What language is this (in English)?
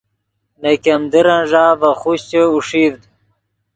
Yidgha